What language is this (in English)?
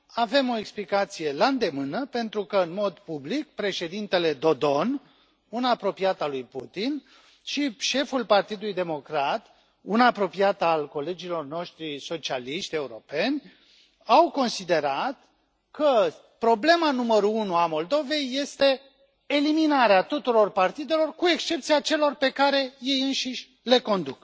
Romanian